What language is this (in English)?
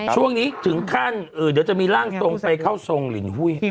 Thai